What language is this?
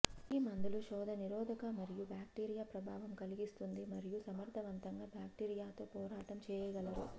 Telugu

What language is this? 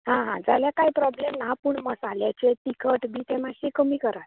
Konkani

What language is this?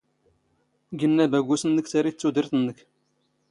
Standard Moroccan Tamazight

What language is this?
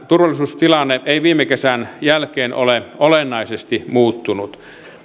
Finnish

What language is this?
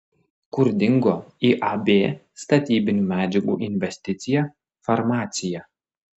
Lithuanian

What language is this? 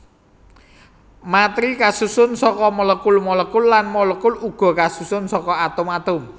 Javanese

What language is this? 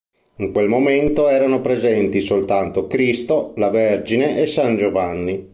Italian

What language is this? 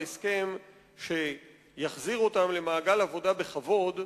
Hebrew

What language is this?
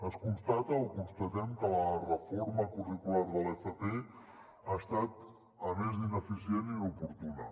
Catalan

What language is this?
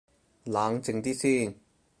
Cantonese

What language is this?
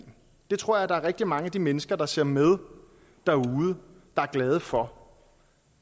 Danish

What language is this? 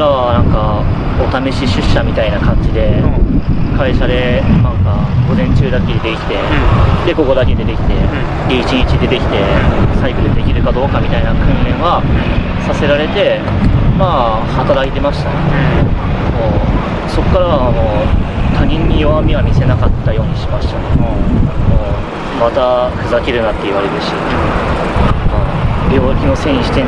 Japanese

